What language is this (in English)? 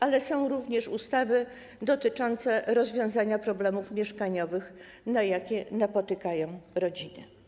Polish